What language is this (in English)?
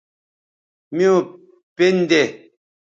Bateri